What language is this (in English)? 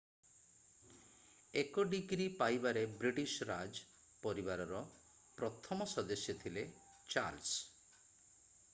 Odia